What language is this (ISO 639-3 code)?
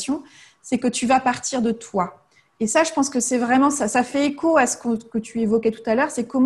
fra